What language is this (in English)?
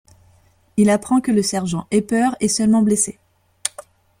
French